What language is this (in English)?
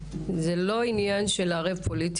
Hebrew